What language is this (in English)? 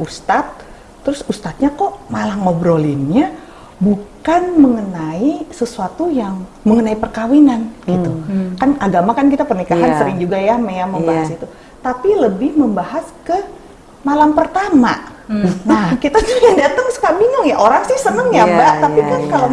Indonesian